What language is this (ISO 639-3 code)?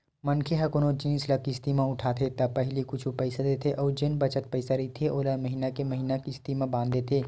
hne